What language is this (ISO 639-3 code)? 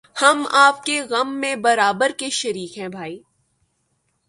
urd